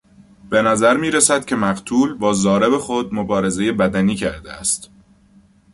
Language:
Persian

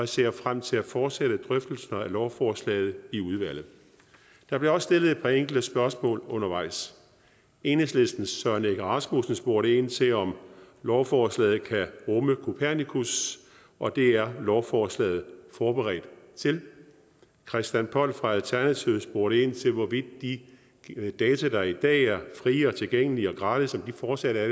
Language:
Danish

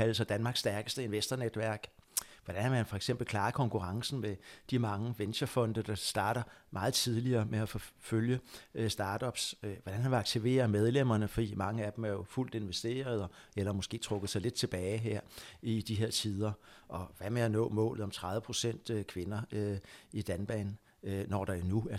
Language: Danish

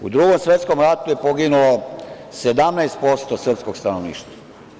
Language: Serbian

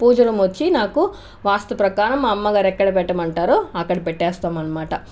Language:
Telugu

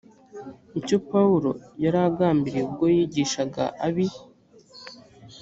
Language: Kinyarwanda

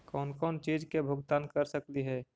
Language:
Magahi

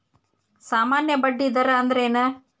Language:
Kannada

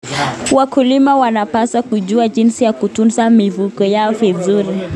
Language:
Kalenjin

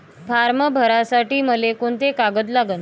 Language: Marathi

